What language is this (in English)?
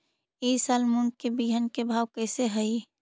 Magahi